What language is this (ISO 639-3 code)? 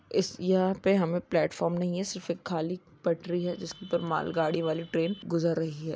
mag